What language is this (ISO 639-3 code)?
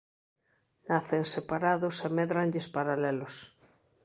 glg